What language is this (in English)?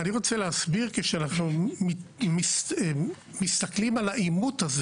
Hebrew